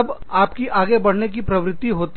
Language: Hindi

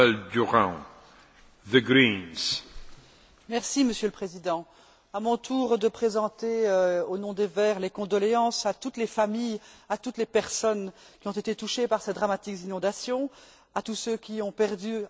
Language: French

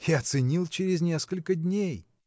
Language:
Russian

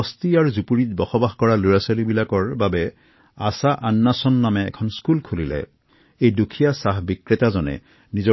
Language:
Assamese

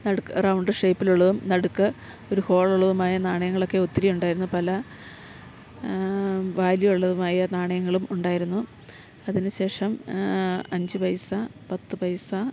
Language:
Malayalam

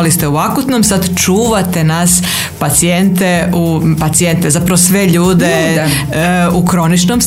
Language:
Croatian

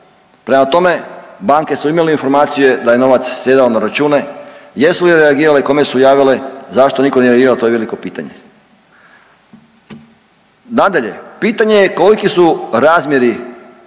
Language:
Croatian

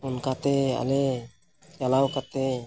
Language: Santali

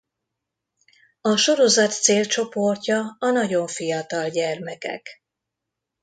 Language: Hungarian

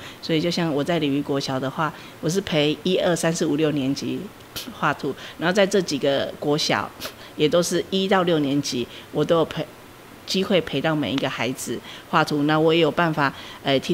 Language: Chinese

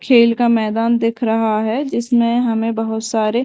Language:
Hindi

